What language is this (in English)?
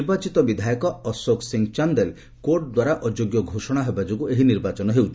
Odia